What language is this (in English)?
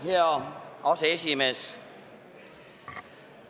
Estonian